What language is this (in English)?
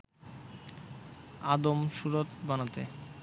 Bangla